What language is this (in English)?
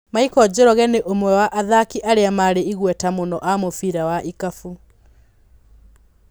Kikuyu